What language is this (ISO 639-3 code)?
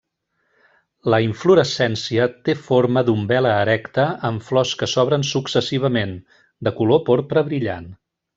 cat